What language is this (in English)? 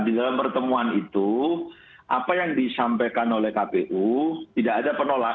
Indonesian